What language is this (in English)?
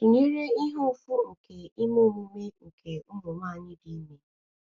Igbo